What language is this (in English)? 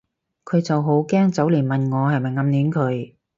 Cantonese